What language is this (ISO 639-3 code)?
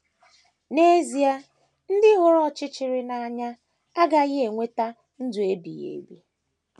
ibo